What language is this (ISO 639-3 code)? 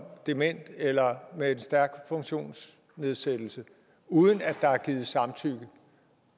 dan